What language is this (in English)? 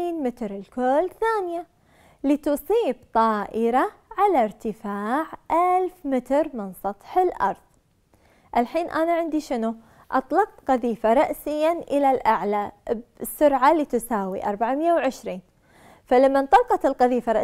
Arabic